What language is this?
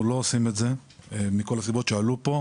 Hebrew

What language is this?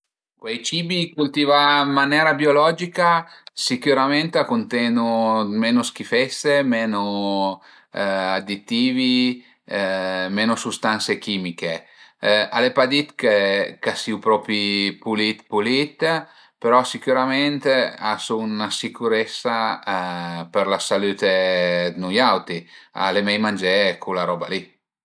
Piedmontese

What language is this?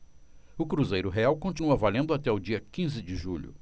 Portuguese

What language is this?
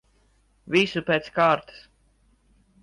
Latvian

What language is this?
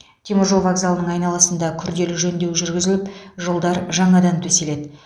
Kazakh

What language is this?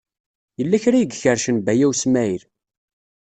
Kabyle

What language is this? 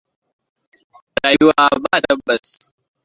Hausa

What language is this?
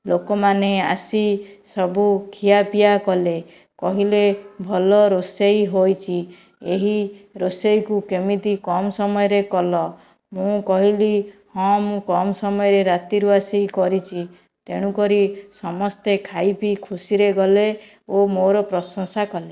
Odia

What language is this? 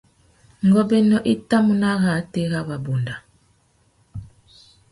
Tuki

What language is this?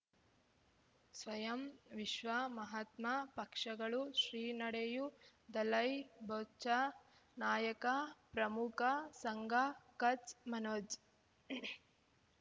Kannada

